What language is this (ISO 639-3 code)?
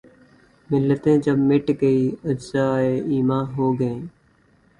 urd